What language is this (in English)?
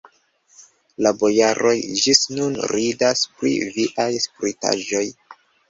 Esperanto